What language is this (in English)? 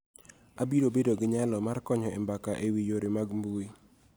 Luo (Kenya and Tanzania)